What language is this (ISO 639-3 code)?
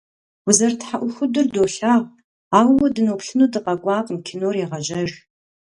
kbd